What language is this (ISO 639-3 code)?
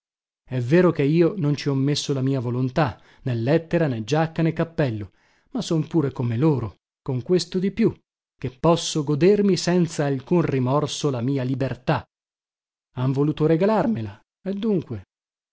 ita